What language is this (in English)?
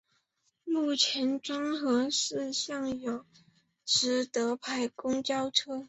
Chinese